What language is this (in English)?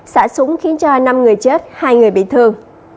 Vietnamese